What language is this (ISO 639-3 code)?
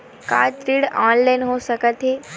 hne